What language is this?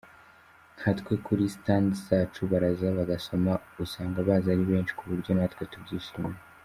Kinyarwanda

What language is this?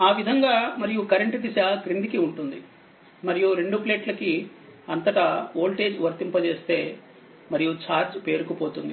Telugu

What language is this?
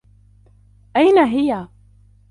Arabic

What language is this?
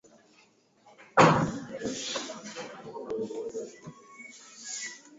Swahili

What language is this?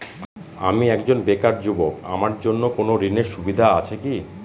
Bangla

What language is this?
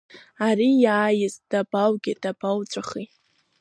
Abkhazian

